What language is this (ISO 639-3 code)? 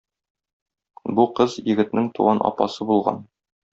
tat